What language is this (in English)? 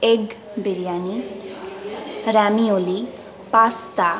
Bangla